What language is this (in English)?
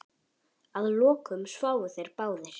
Icelandic